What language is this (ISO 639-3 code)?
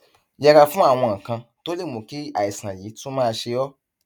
yor